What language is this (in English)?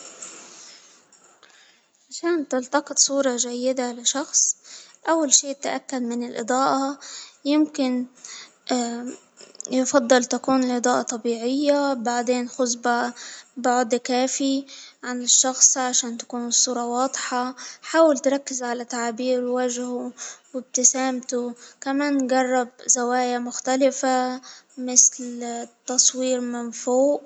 Hijazi Arabic